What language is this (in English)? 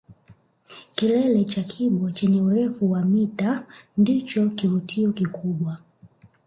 Swahili